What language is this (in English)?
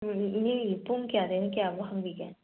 Manipuri